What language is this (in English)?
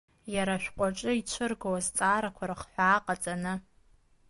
Abkhazian